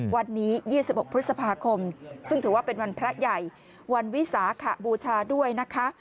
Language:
Thai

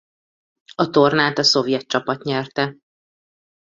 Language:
Hungarian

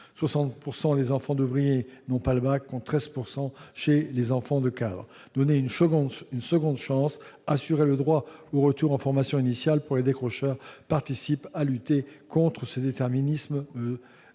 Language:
French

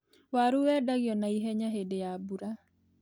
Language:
Kikuyu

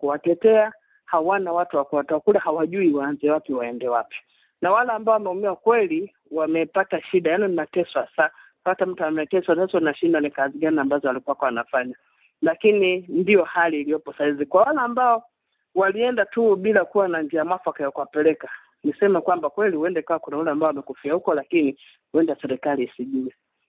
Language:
Swahili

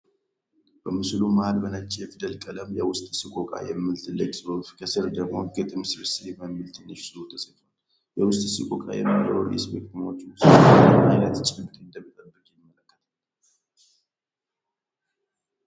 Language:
Amharic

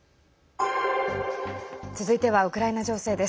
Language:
Japanese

